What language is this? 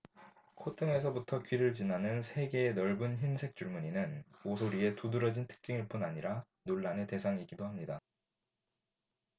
Korean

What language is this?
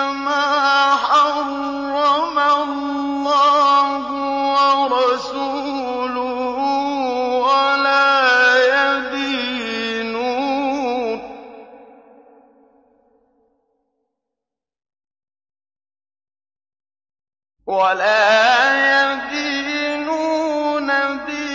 Arabic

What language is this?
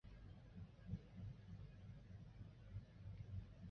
Chinese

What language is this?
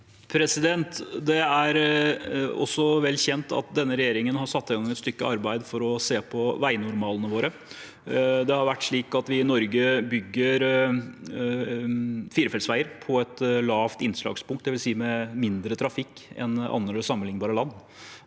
Norwegian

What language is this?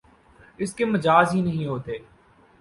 Urdu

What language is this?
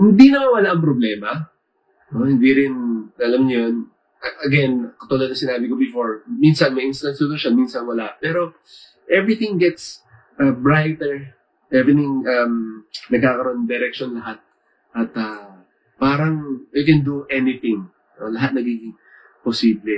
Filipino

